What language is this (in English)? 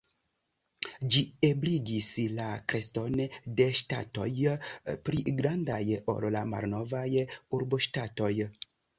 Esperanto